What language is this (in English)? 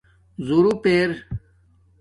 Domaaki